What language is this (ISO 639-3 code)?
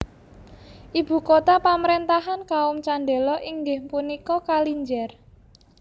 jav